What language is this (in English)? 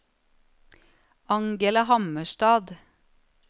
Norwegian